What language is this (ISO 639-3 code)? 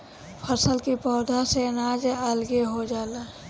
bho